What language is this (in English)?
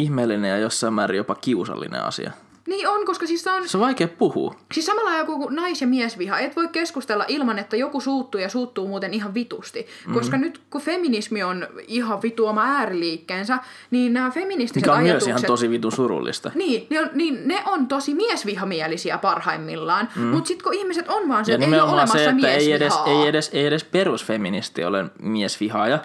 Finnish